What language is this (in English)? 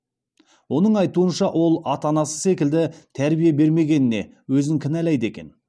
Kazakh